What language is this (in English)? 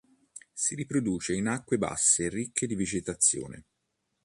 Italian